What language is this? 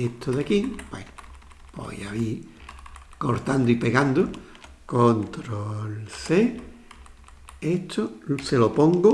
Spanish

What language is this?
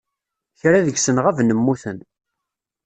Kabyle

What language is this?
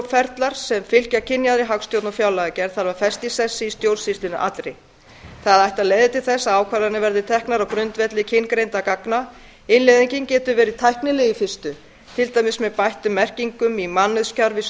Icelandic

